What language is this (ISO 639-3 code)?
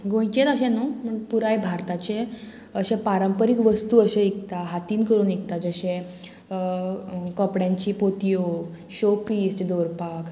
kok